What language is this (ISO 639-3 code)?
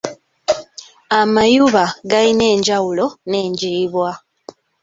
lug